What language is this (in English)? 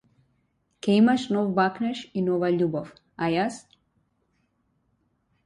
Macedonian